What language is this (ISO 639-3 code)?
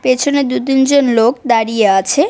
ben